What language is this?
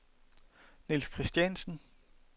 Danish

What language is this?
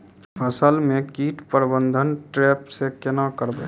Maithili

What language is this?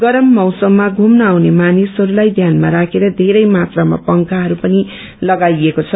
Nepali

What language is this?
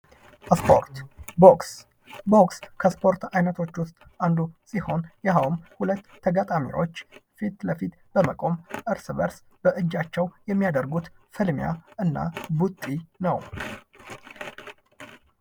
Amharic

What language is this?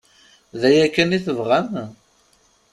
Kabyle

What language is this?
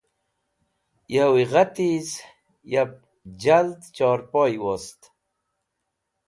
Wakhi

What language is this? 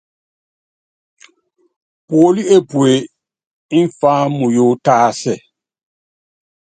Yangben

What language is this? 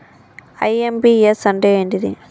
Telugu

